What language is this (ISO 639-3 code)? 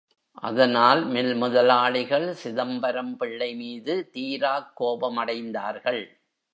tam